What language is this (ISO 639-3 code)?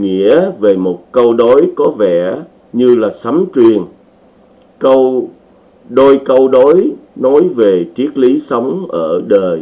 vie